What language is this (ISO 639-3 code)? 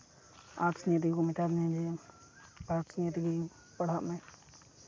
sat